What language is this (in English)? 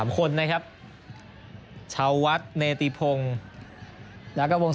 Thai